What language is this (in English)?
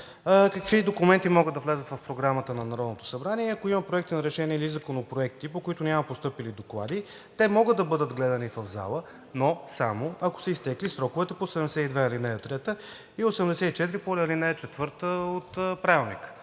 Bulgarian